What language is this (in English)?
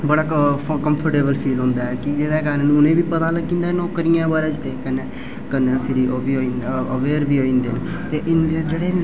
Dogri